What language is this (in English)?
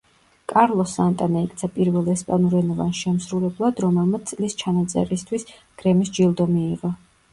Georgian